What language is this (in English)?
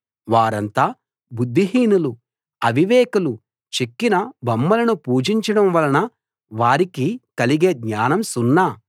Telugu